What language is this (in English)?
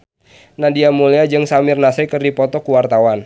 Sundanese